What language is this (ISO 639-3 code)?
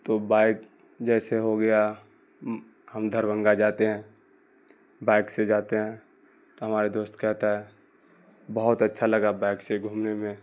urd